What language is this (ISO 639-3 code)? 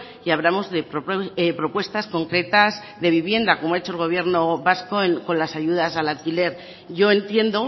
spa